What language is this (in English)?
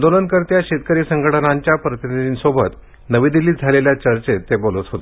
Marathi